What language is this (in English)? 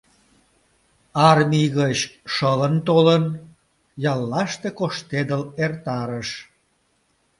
Mari